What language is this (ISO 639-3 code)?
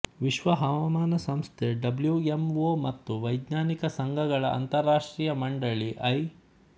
kan